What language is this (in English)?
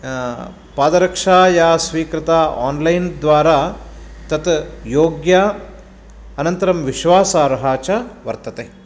Sanskrit